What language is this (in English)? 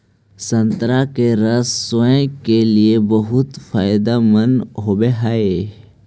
Magahi